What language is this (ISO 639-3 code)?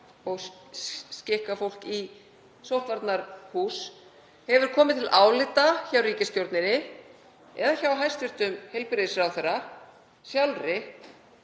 isl